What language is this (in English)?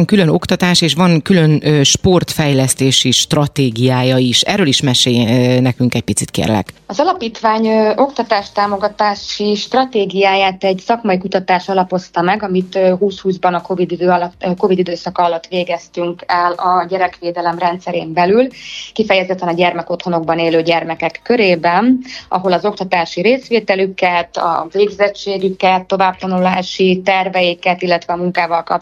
Hungarian